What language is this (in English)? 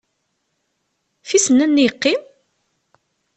Kabyle